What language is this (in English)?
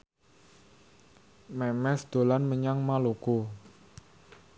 Javanese